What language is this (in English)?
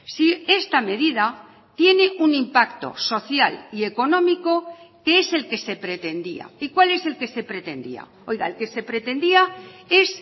Spanish